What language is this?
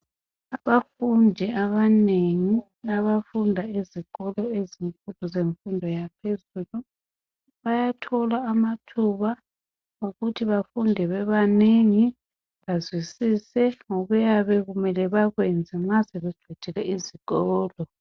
North Ndebele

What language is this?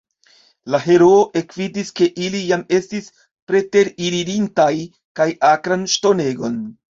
Esperanto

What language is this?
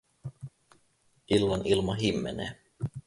Finnish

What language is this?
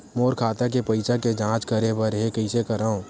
Chhattisgarhi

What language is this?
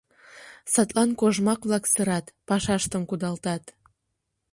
Mari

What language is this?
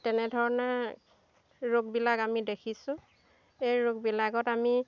Assamese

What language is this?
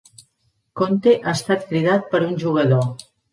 Catalan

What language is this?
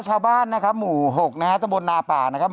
Thai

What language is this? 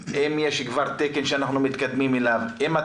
Hebrew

